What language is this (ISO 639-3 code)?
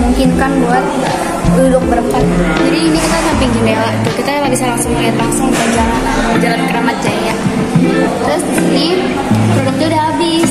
ind